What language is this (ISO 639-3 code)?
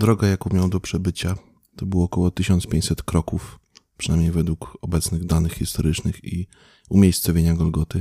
pol